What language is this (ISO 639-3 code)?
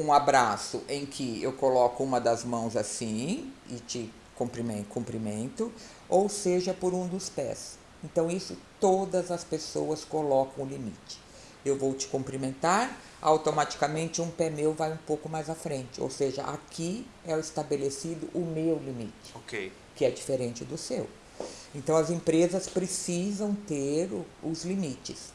por